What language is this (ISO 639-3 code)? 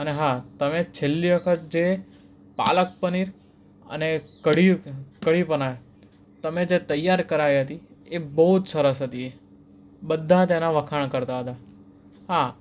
guj